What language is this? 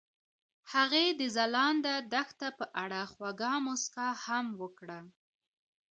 Pashto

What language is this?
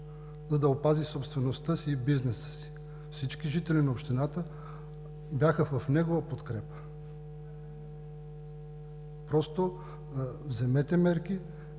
Bulgarian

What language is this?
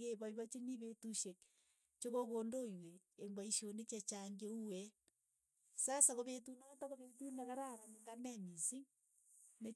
Keiyo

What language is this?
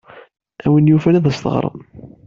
Kabyle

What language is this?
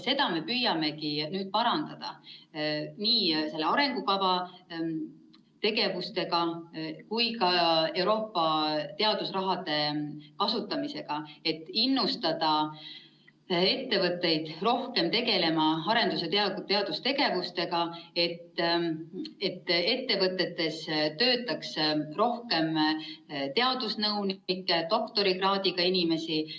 Estonian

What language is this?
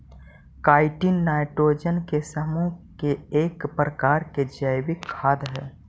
Magahi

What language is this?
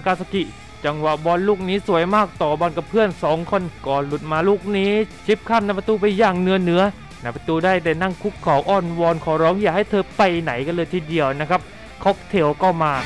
Thai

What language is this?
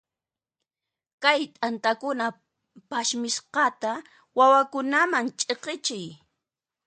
Puno Quechua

